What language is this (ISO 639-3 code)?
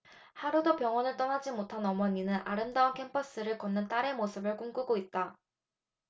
kor